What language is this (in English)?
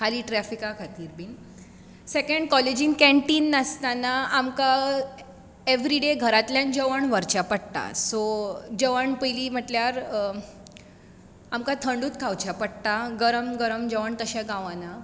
Konkani